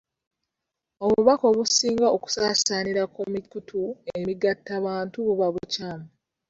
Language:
Ganda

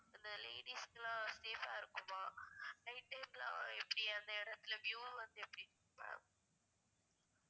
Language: Tamil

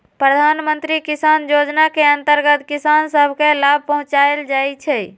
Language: Magahi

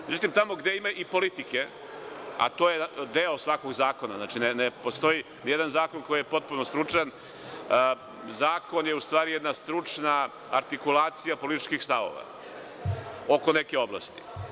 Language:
Serbian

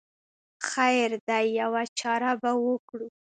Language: Pashto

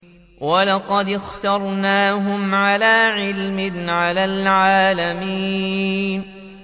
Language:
Arabic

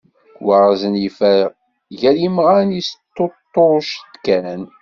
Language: Kabyle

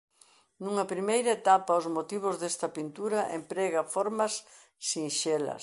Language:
Galician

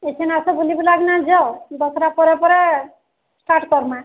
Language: Odia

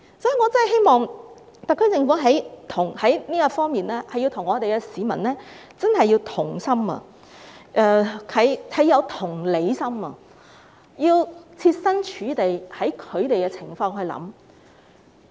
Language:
Cantonese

